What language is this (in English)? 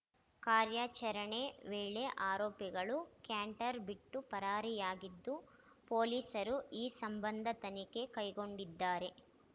Kannada